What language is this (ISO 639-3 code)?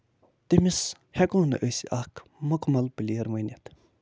kas